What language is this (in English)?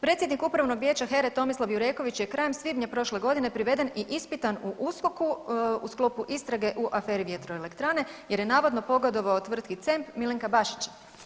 Croatian